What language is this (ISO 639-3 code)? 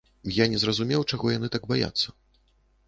bel